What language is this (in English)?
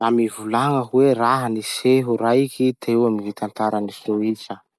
Masikoro Malagasy